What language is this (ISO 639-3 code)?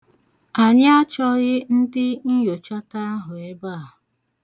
ibo